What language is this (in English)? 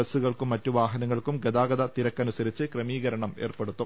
Malayalam